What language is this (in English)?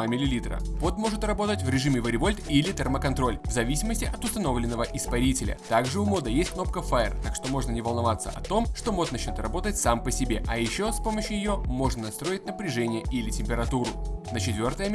Russian